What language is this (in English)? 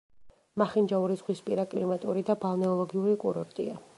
Georgian